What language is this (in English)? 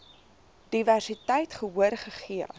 Afrikaans